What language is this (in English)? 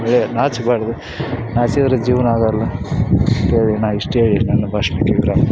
Kannada